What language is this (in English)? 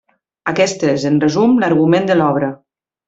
Catalan